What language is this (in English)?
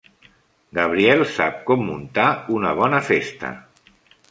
Catalan